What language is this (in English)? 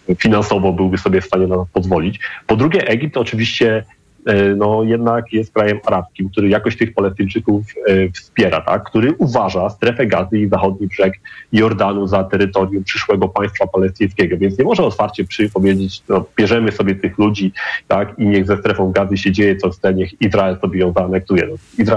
Polish